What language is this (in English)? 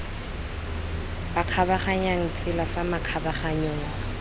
Tswana